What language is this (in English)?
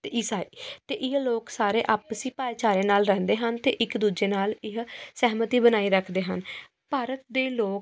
Punjabi